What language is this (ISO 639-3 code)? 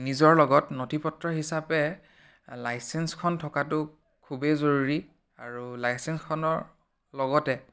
asm